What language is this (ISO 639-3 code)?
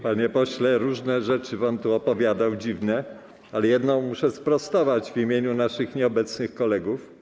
pol